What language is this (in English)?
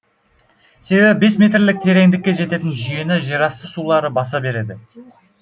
Kazakh